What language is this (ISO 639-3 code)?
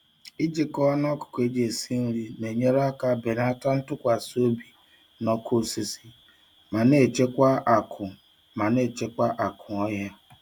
ibo